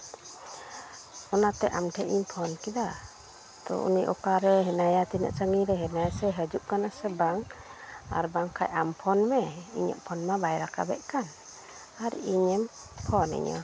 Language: Santali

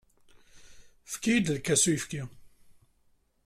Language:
Kabyle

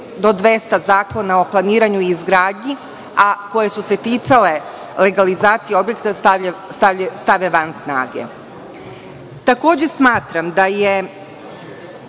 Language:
Serbian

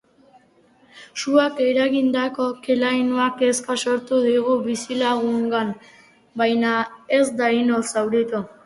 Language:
Basque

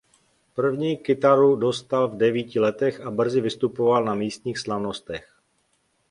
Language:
Czech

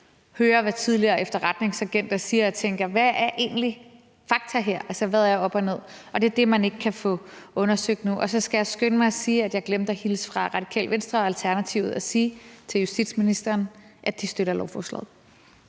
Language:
Danish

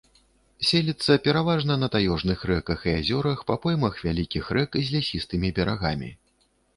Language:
Belarusian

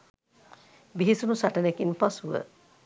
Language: Sinhala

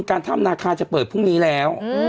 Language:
Thai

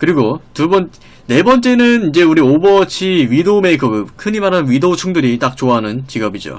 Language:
Korean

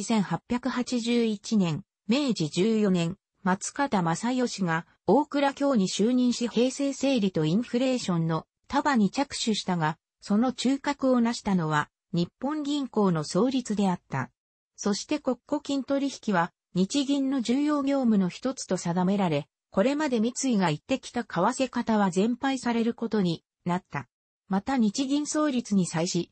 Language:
Japanese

